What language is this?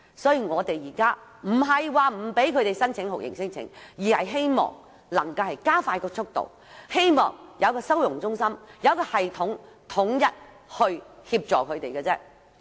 Cantonese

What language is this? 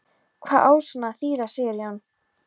Icelandic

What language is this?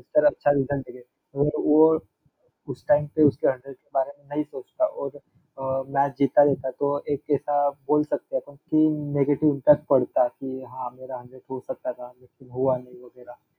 Hindi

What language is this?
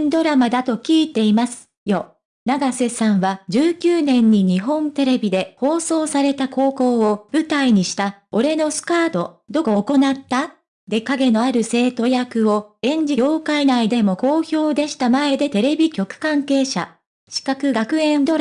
Japanese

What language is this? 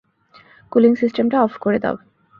Bangla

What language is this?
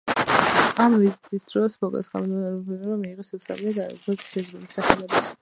Georgian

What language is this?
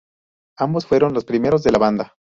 Spanish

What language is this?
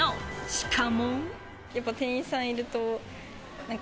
Japanese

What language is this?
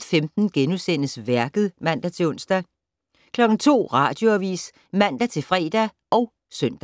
Danish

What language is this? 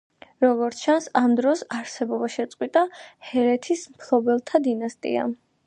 Georgian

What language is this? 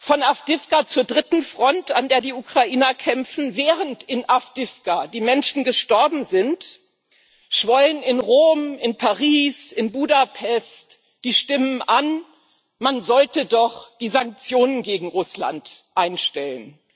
German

